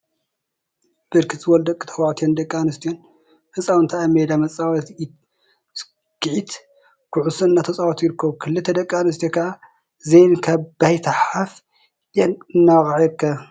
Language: Tigrinya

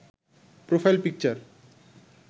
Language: Bangla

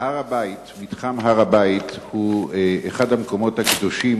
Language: Hebrew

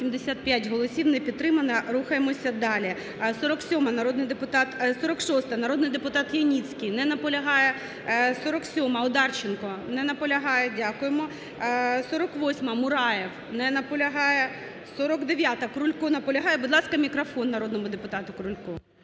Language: Ukrainian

